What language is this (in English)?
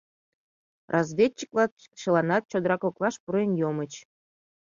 Mari